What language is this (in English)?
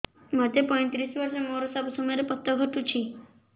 Odia